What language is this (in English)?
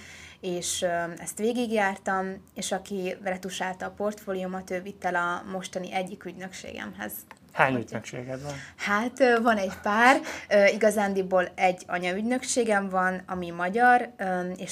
Hungarian